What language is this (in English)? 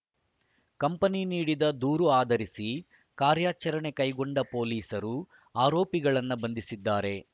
Kannada